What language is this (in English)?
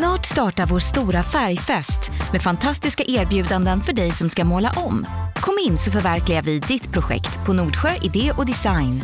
Swedish